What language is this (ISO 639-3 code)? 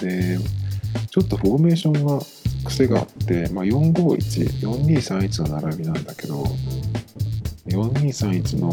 jpn